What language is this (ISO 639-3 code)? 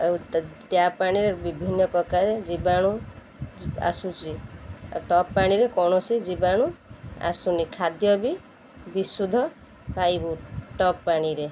ori